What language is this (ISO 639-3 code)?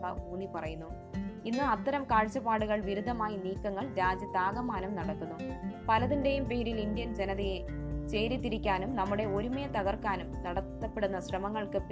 mal